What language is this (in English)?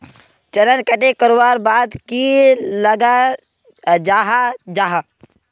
Magahi